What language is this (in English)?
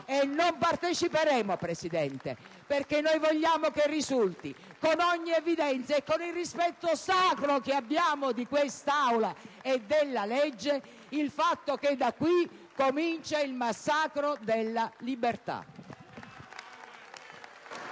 Italian